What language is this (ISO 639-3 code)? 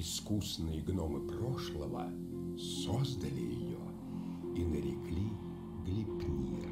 rus